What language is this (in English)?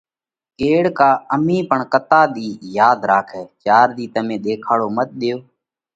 Parkari Koli